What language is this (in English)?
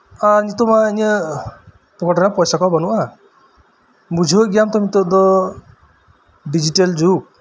Santali